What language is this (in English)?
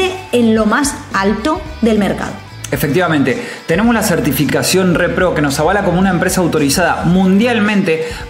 Spanish